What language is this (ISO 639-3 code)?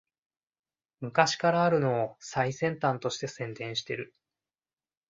jpn